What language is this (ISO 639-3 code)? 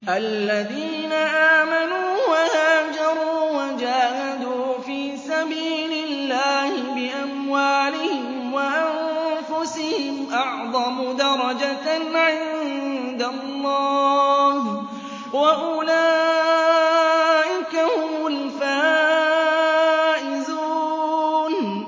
ara